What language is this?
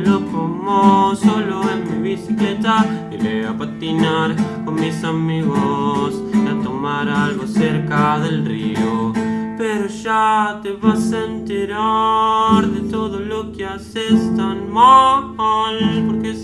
Dutch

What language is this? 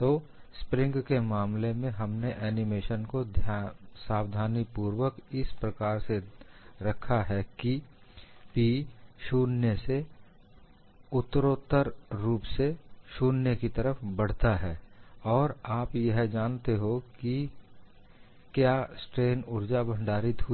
Hindi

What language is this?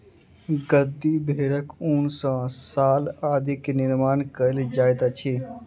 Maithili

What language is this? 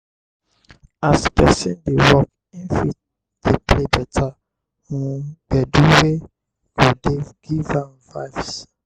Nigerian Pidgin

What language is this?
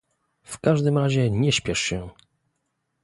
Polish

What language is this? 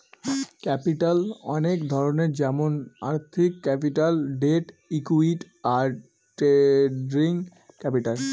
Bangla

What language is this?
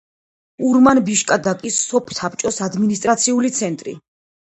Georgian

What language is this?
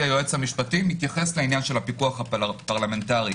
Hebrew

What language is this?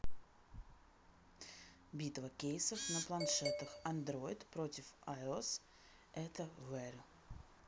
Russian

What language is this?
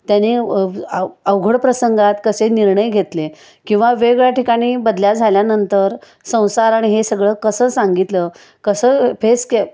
Marathi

